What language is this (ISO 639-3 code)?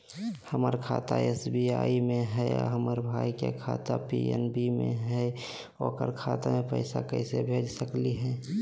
mag